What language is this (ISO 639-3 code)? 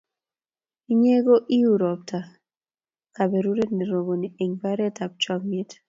kln